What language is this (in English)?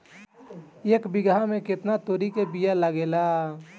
Bhojpuri